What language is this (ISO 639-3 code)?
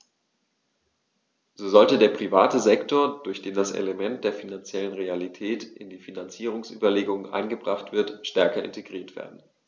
deu